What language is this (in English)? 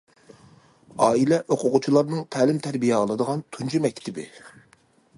Uyghur